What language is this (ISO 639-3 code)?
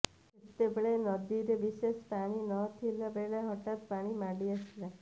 ori